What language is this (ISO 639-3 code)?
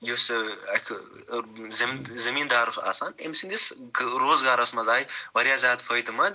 kas